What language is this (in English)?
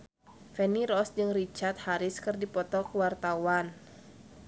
Sundanese